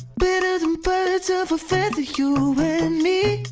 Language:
English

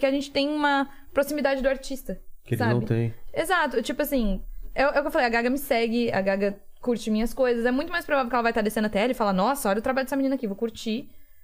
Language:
Portuguese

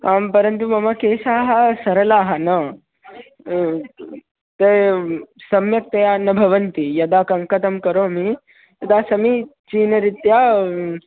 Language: Sanskrit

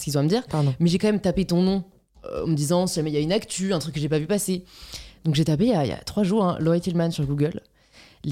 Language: French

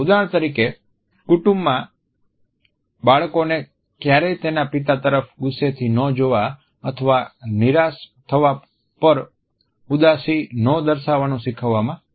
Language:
Gujarati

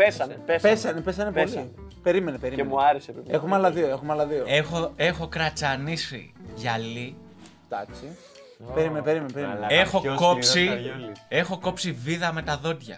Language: Greek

